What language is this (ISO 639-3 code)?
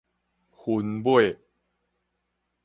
nan